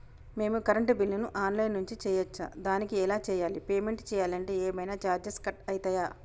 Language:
Telugu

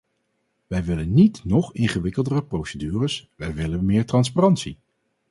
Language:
Dutch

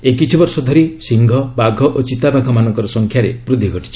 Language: Odia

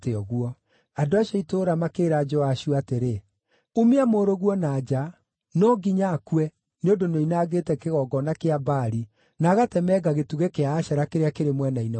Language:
Kikuyu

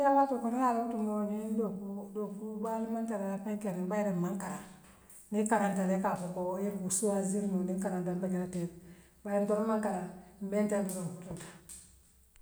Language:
Western Maninkakan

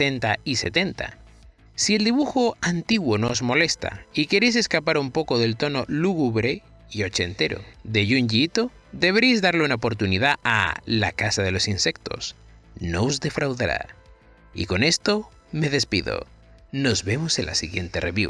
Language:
Spanish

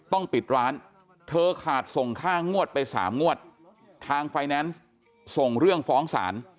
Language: Thai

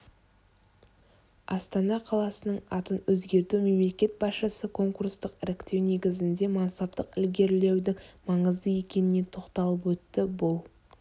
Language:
Kazakh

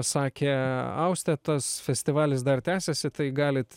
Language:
Lithuanian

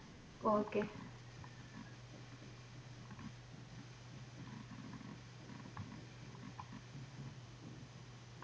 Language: Punjabi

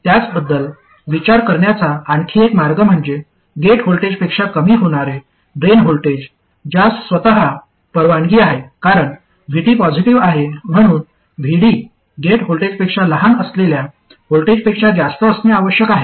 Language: Marathi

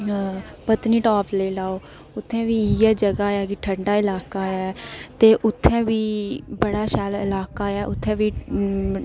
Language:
Dogri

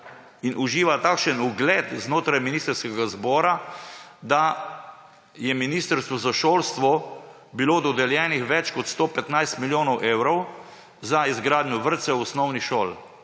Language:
Slovenian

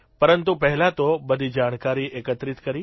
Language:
Gujarati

